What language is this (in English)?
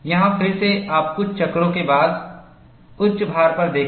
Hindi